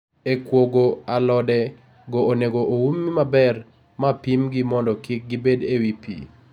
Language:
Luo (Kenya and Tanzania)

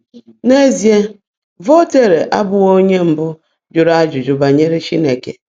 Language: Igbo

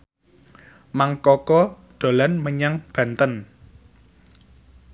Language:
Javanese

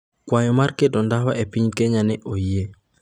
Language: Luo (Kenya and Tanzania)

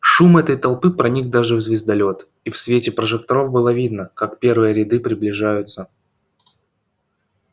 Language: Russian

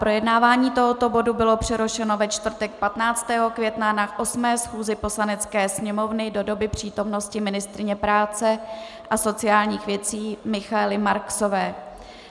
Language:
Czech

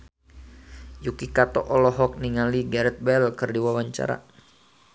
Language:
Sundanese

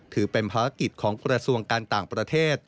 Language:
Thai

